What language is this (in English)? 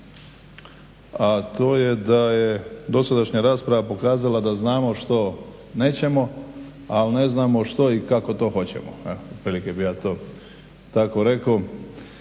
Croatian